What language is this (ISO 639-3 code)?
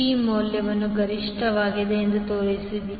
kan